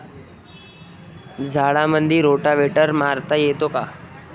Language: Marathi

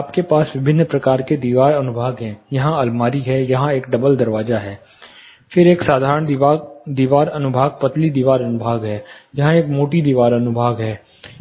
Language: Hindi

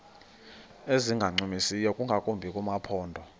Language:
Xhosa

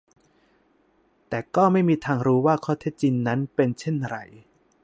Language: Thai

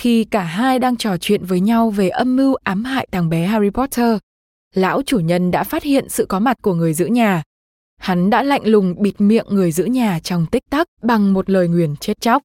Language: Vietnamese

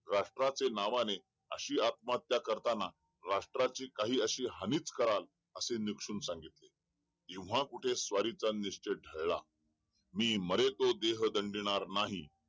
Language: Marathi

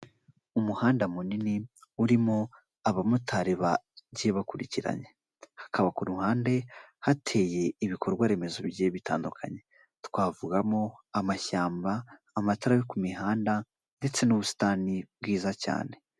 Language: Kinyarwanda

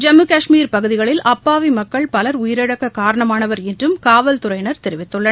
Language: Tamil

